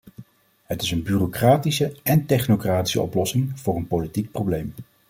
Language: Dutch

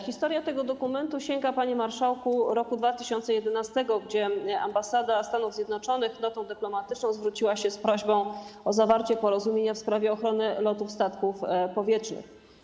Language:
Polish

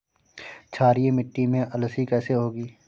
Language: Hindi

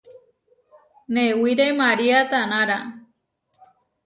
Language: Huarijio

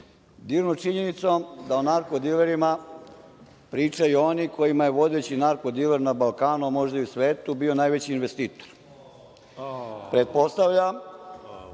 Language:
Serbian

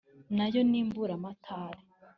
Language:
Kinyarwanda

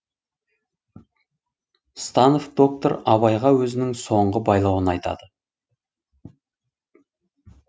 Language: Kazakh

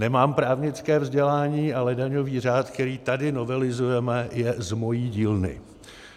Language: Czech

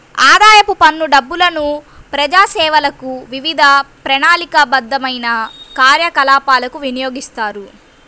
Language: Telugu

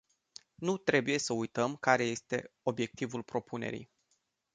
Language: Romanian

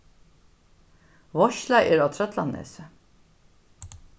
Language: Faroese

